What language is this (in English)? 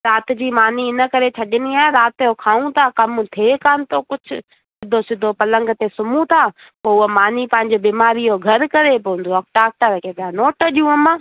Sindhi